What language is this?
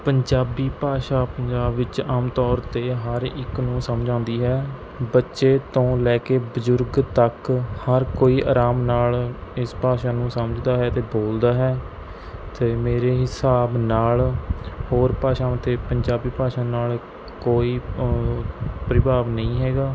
Punjabi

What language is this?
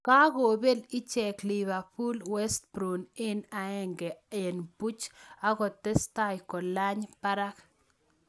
Kalenjin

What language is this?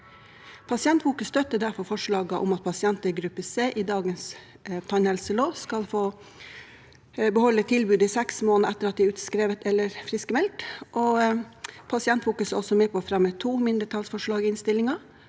Norwegian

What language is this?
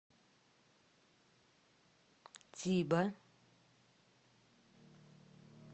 Russian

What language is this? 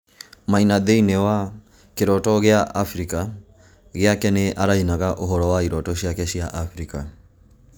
Kikuyu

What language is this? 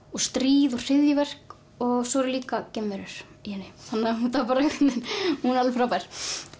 Icelandic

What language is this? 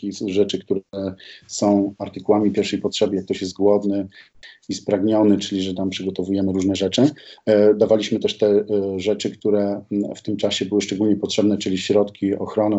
Polish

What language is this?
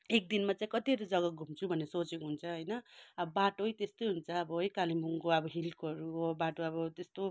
Nepali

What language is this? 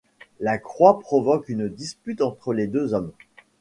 French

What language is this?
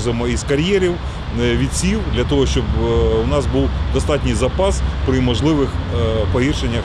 Ukrainian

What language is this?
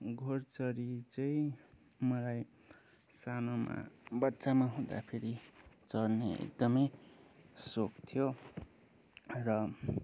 Nepali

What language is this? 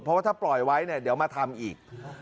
Thai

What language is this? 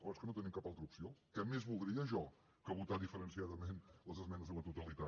Catalan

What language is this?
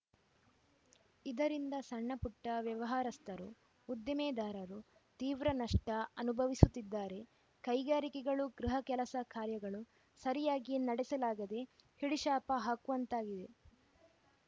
Kannada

